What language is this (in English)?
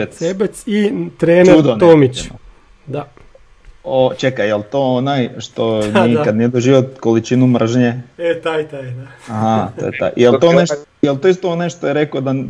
Croatian